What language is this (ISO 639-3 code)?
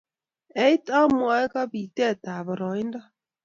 kln